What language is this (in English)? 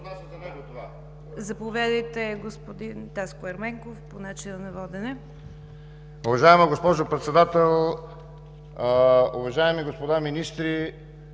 Bulgarian